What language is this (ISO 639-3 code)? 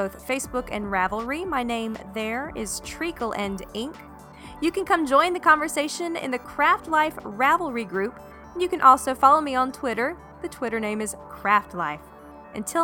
eng